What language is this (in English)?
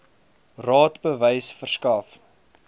Afrikaans